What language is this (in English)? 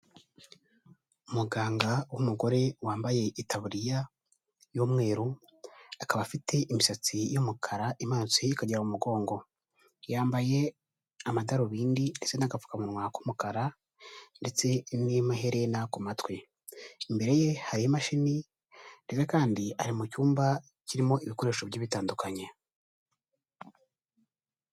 Kinyarwanda